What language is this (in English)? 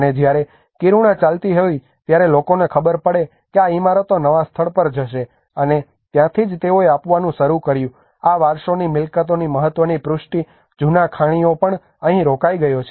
Gujarati